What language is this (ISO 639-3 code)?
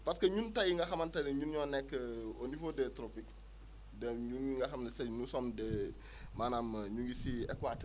wol